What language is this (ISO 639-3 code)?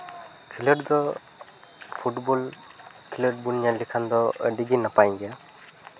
sat